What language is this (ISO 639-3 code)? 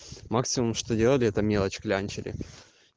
rus